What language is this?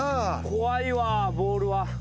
Japanese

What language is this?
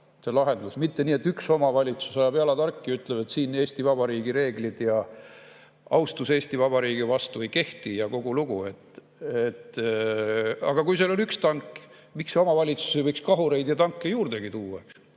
Estonian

